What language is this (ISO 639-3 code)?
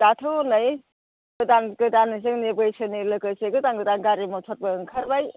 brx